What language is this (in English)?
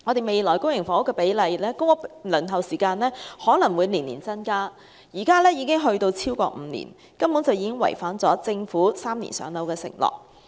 Cantonese